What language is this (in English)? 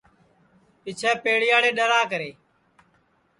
Sansi